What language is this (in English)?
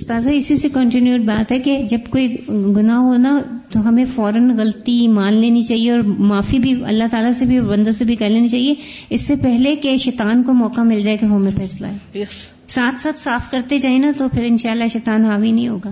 Urdu